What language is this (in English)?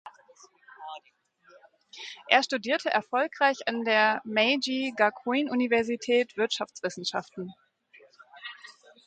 German